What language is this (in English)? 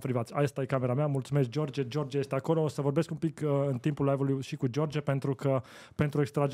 Romanian